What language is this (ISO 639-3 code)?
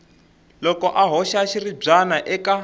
tso